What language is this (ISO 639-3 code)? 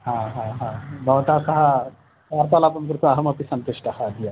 san